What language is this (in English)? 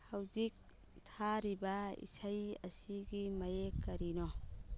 Manipuri